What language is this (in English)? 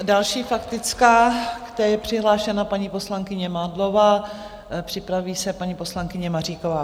Czech